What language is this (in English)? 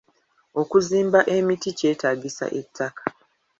Ganda